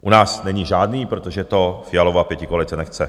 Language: Czech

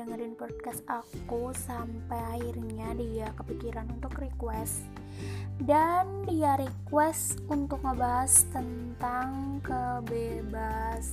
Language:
Indonesian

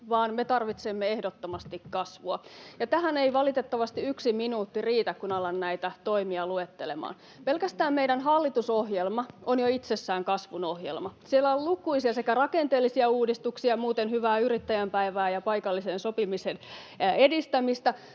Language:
Finnish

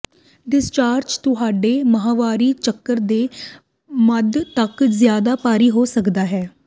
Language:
Punjabi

